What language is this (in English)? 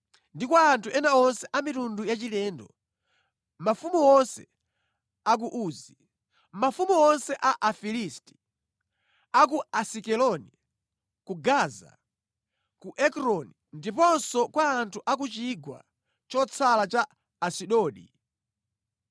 Nyanja